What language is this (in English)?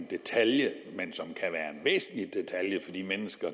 Danish